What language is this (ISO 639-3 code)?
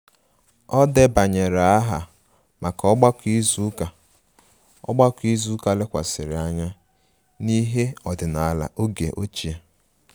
ibo